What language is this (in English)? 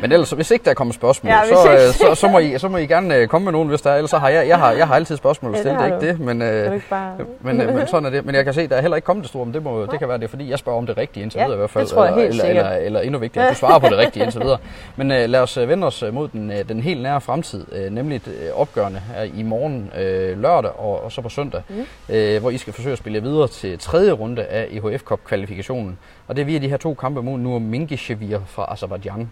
Danish